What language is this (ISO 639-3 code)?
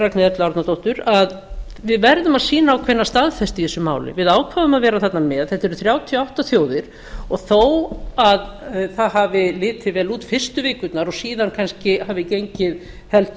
isl